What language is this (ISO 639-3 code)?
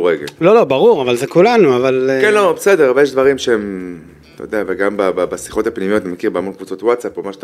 heb